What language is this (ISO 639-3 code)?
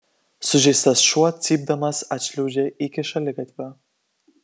lit